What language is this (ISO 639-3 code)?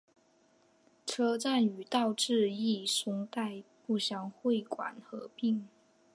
zho